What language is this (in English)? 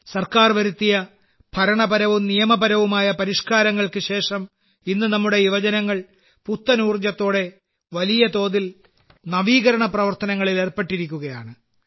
Malayalam